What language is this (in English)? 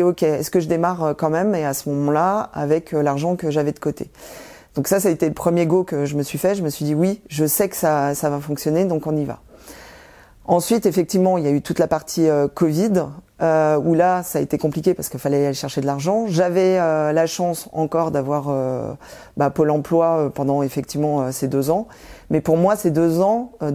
French